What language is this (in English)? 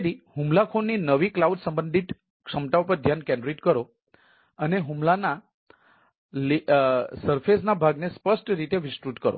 Gujarati